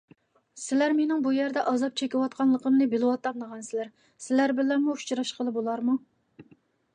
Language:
Uyghur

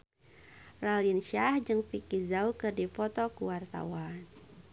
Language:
Sundanese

